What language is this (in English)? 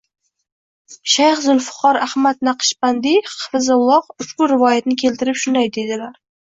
Uzbek